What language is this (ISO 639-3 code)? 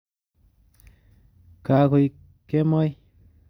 kln